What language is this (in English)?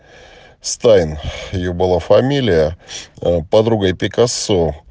Russian